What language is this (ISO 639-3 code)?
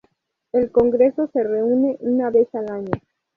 spa